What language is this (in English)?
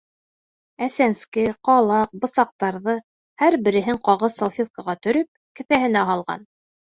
Bashkir